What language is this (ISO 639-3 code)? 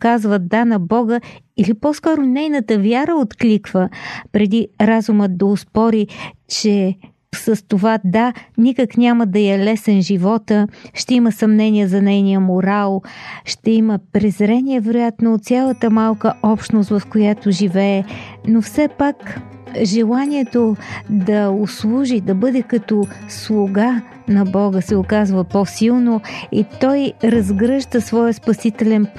bul